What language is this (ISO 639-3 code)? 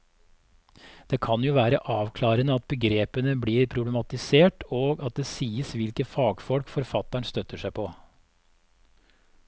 nor